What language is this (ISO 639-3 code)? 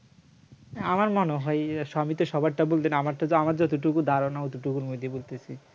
ben